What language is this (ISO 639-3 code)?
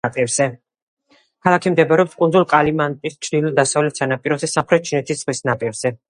kat